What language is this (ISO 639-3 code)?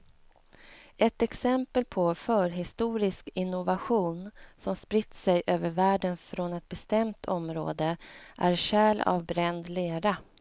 swe